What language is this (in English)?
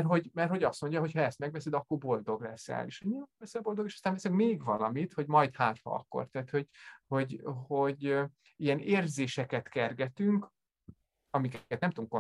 Hungarian